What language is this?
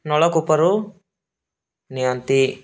Odia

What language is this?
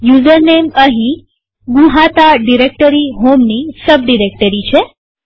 Gujarati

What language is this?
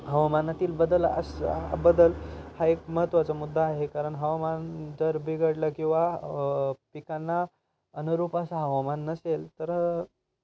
Marathi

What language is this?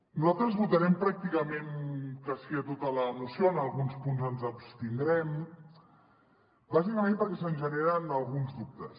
Catalan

